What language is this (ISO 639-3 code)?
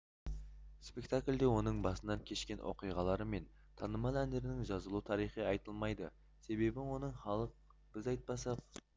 kaz